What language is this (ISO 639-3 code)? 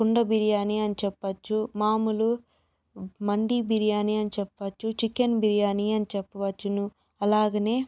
tel